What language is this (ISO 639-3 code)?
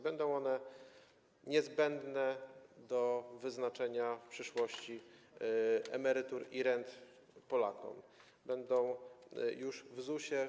pol